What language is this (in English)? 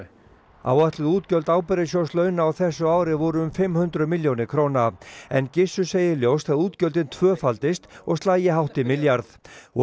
Icelandic